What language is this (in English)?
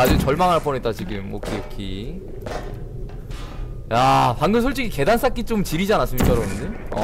Korean